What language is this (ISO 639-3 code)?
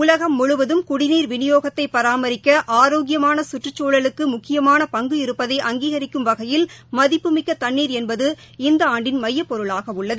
tam